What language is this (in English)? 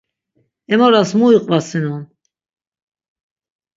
Laz